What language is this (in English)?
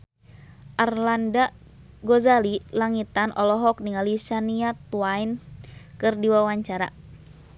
Sundanese